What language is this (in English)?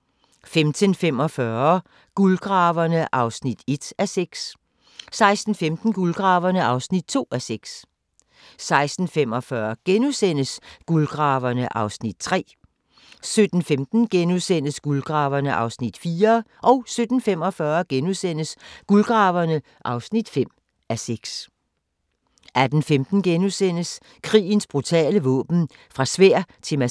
Danish